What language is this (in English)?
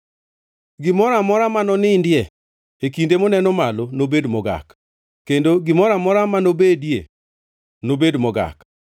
Luo (Kenya and Tanzania)